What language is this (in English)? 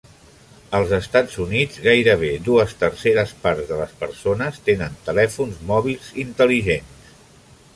Catalan